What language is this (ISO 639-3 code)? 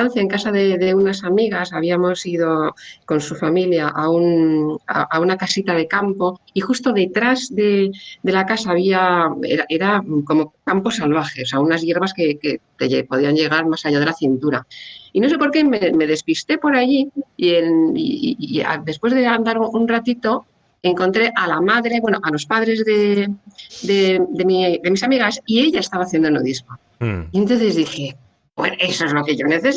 spa